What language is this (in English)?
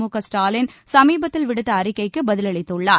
Tamil